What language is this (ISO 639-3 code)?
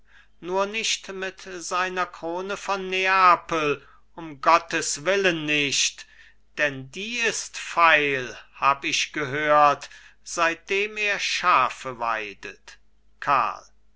deu